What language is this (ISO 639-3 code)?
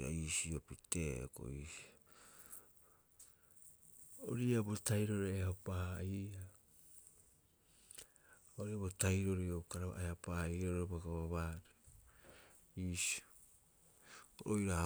kyx